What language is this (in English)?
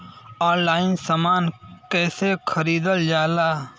Bhojpuri